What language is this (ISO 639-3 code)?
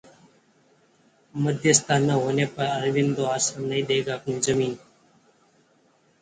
hin